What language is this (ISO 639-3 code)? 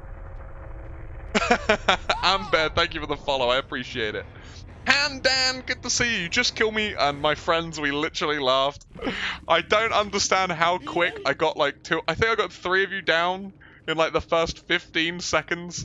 eng